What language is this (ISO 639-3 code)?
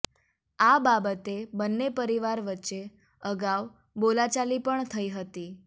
guj